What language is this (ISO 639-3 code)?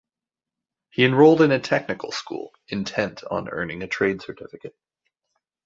eng